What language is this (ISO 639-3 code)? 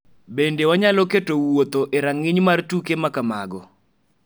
luo